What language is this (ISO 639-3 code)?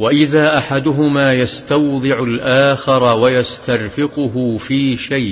ara